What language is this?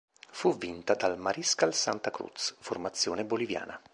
Italian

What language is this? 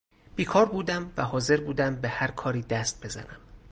Persian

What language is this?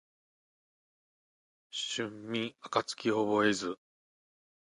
Japanese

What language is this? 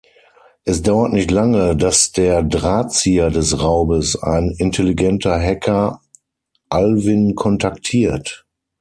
German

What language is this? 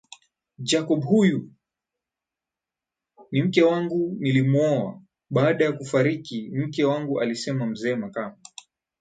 Swahili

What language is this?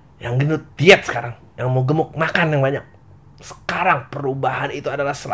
Indonesian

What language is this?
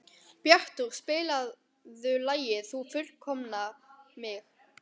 Icelandic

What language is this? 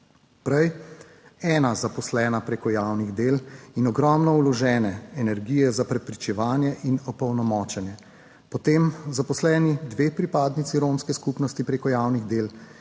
Slovenian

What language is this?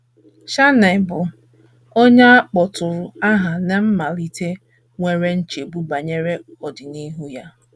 Igbo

